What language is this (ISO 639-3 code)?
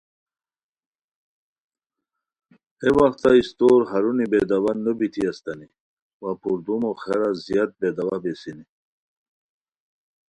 khw